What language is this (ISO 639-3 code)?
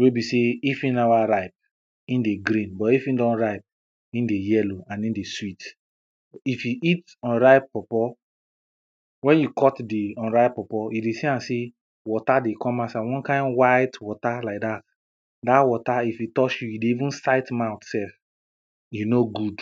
pcm